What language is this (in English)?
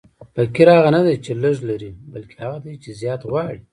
Pashto